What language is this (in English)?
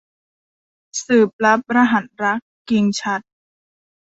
Thai